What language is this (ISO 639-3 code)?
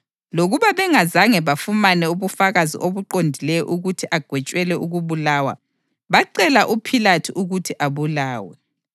nde